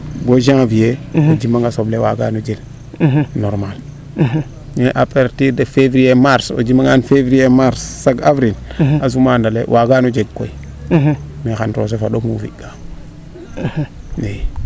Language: Serer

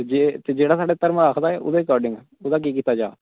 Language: Dogri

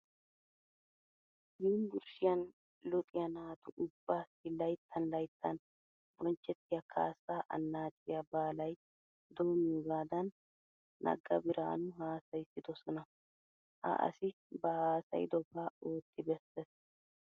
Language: Wolaytta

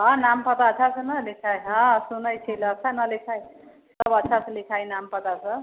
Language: Maithili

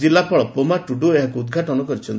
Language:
Odia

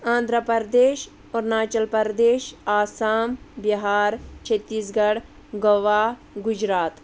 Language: Kashmiri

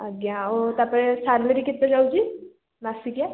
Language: Odia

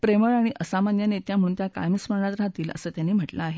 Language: Marathi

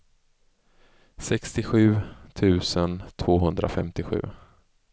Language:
Swedish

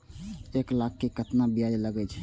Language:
Maithili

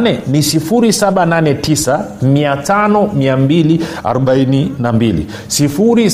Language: Swahili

